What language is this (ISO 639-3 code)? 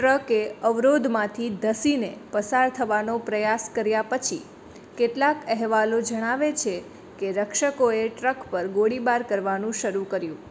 guj